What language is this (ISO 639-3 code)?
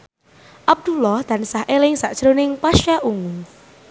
jav